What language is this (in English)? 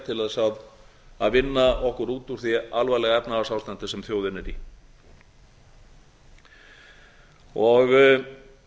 Icelandic